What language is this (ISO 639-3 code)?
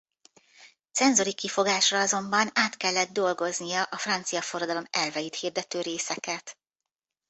hun